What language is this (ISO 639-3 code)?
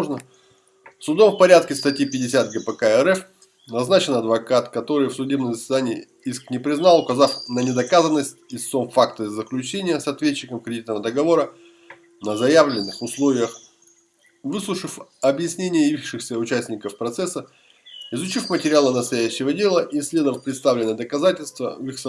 rus